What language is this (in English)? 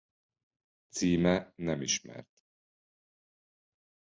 Hungarian